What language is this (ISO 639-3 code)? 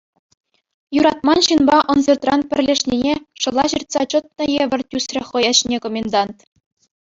chv